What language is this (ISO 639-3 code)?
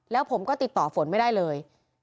tha